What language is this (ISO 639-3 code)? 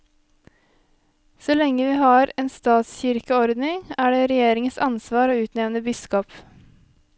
nor